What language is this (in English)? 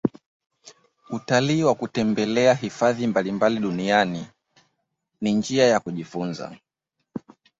Swahili